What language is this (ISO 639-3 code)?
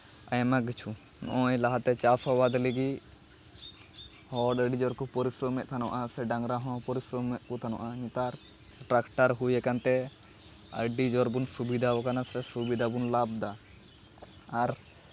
sat